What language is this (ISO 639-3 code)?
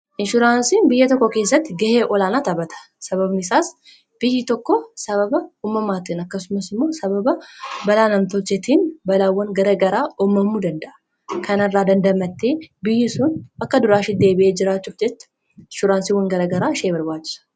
orm